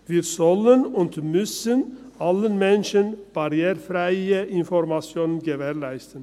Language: Swiss German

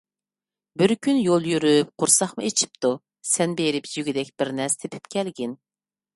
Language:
Uyghur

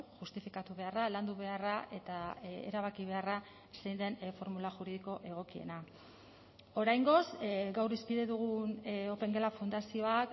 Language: Basque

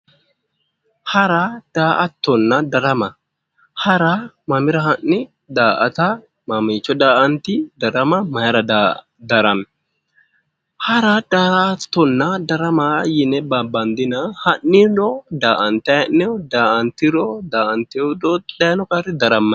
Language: Sidamo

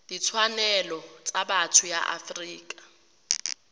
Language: Tswana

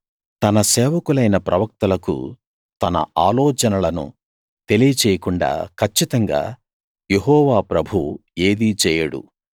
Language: Telugu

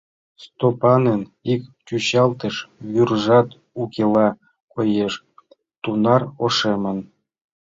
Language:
Mari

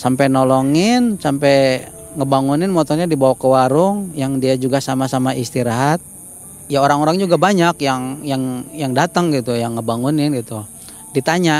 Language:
Indonesian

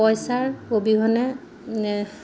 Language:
Assamese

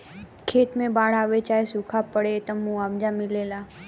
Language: Bhojpuri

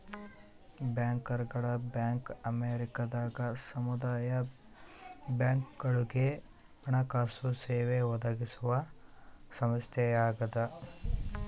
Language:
Kannada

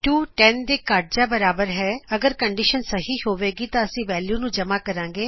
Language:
Punjabi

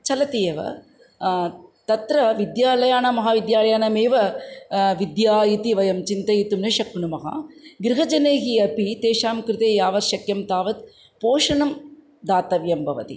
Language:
Sanskrit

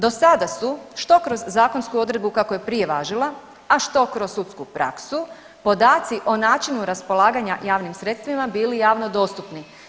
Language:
Croatian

